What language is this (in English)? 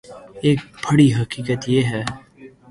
Urdu